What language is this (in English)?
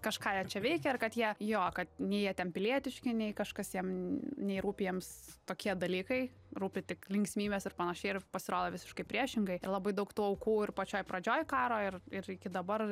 Lithuanian